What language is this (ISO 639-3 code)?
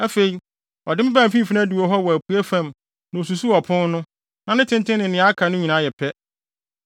aka